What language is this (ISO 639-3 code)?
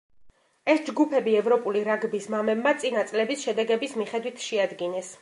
kat